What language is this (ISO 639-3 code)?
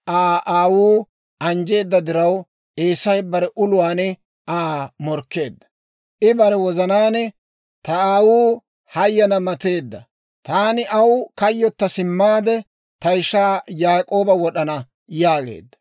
dwr